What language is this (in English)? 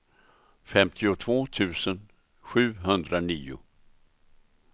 Swedish